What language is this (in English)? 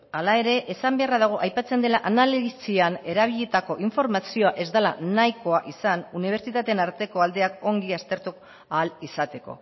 Basque